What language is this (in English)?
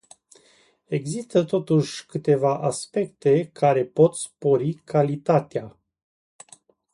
Romanian